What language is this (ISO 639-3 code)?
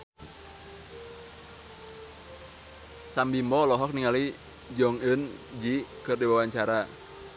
sun